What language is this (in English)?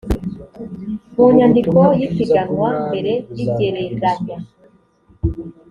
Kinyarwanda